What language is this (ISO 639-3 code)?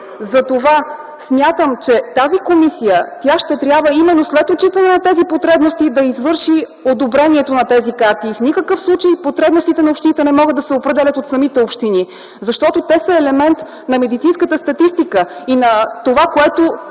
bul